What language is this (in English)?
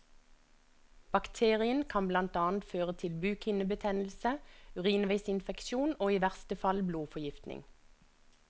Norwegian